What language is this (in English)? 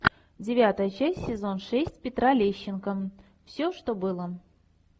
Russian